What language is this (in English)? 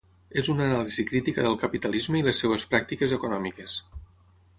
Catalan